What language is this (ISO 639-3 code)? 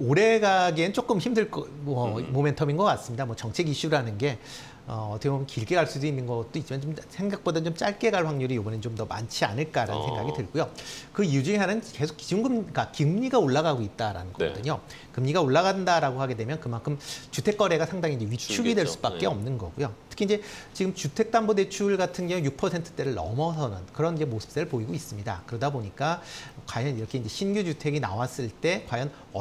kor